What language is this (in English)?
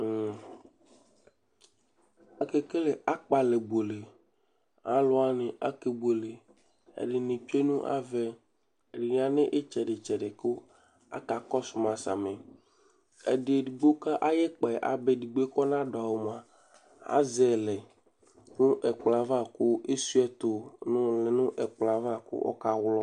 Ikposo